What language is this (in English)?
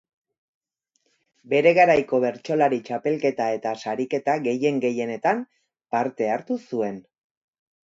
Basque